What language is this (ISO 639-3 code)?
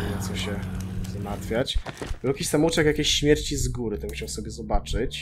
pol